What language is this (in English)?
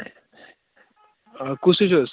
Kashmiri